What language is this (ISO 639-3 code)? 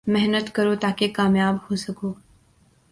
urd